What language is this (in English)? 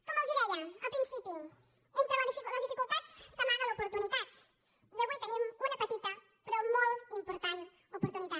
Catalan